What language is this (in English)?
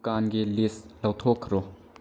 Manipuri